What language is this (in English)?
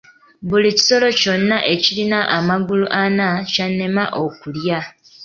Ganda